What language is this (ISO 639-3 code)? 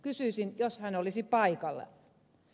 fin